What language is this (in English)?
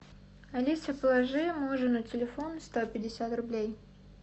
Russian